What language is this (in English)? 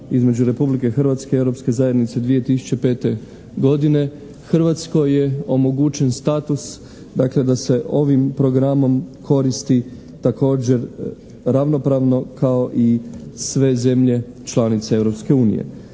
Croatian